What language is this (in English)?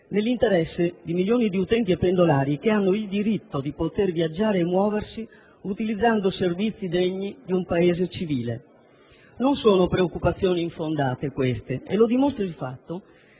Italian